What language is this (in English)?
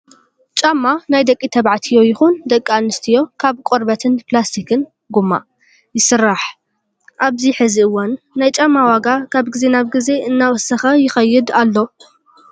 Tigrinya